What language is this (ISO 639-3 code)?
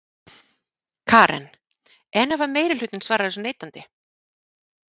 isl